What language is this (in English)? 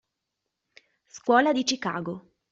Italian